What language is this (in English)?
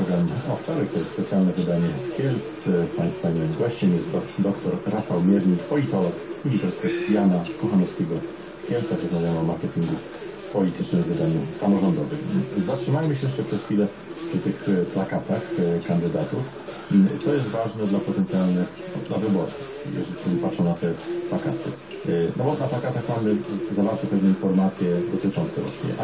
Polish